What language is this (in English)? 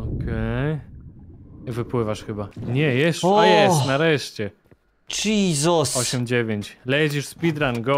Polish